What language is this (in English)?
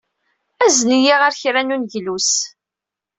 Kabyle